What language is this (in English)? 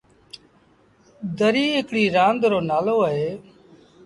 Sindhi Bhil